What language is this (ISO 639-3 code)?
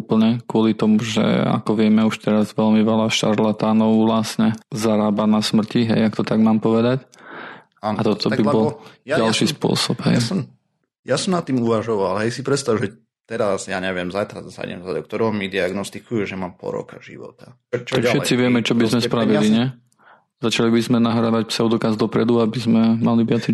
slk